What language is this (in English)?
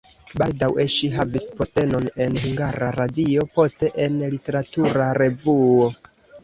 Esperanto